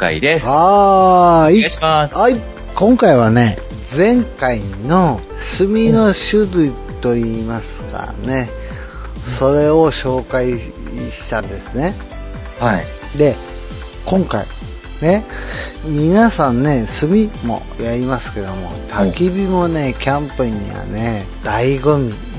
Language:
Japanese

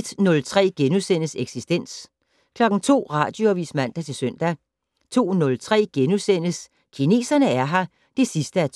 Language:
Danish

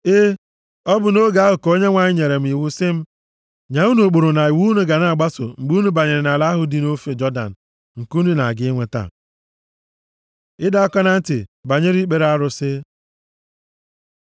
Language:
Igbo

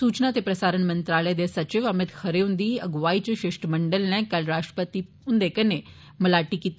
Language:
Dogri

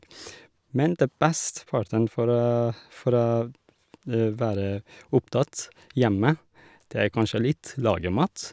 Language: Norwegian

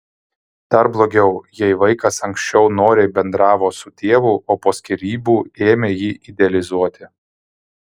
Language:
Lithuanian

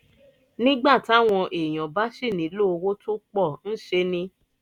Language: Yoruba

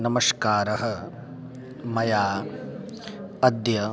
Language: Sanskrit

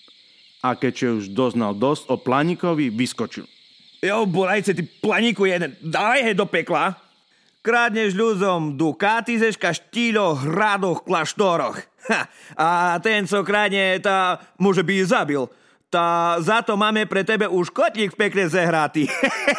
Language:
Slovak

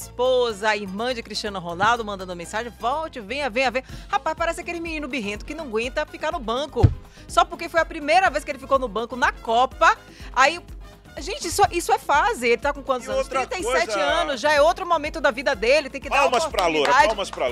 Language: Portuguese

